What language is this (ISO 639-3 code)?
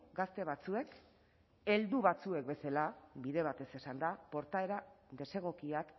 eus